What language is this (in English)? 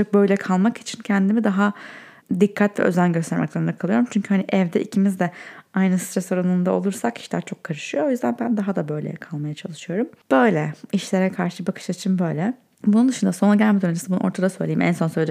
Turkish